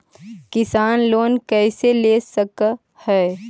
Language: Magahi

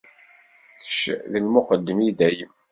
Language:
Kabyle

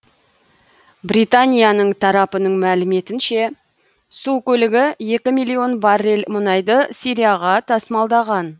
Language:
Kazakh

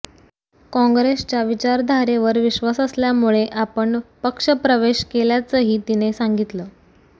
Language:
Marathi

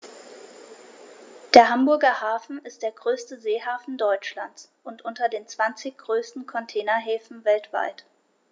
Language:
German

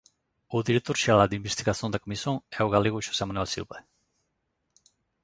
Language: Galician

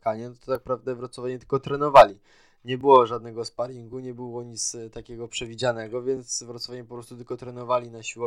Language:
Polish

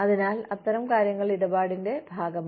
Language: Malayalam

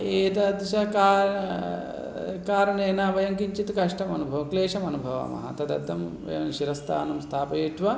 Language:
Sanskrit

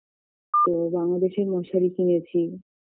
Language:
Bangla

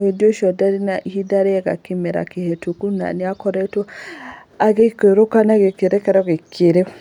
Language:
Kikuyu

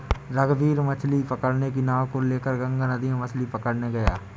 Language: Hindi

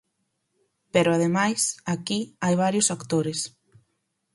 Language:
Galician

